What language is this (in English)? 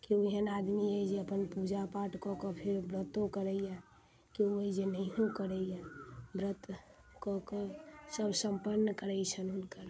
Maithili